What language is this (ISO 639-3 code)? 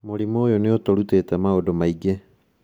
kik